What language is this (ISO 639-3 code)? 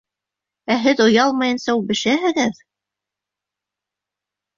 bak